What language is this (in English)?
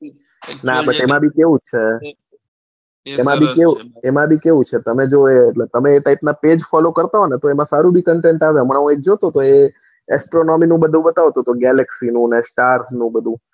Gujarati